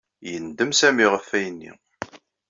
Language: Kabyle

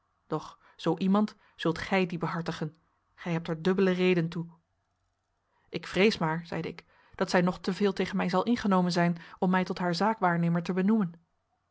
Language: Dutch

